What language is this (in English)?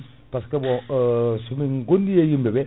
Fula